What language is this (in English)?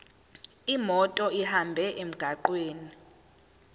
Zulu